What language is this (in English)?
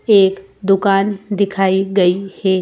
Hindi